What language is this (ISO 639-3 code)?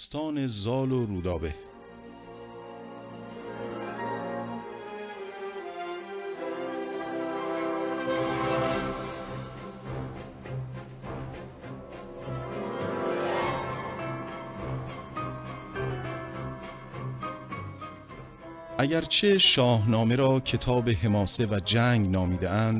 fas